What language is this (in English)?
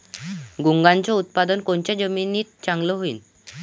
Marathi